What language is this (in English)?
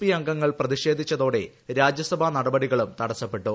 Malayalam